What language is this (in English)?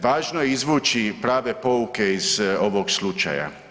Croatian